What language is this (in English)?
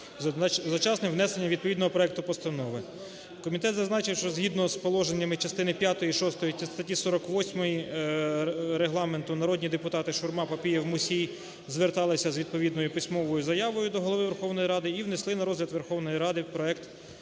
Ukrainian